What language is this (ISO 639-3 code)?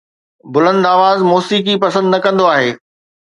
snd